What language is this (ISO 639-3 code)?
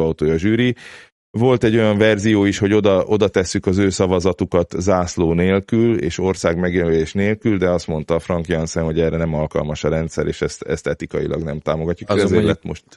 hun